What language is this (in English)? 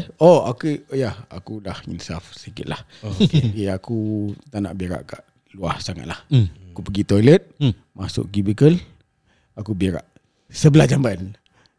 Malay